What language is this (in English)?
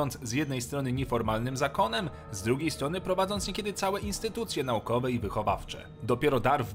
Polish